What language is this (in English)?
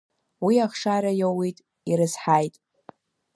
Abkhazian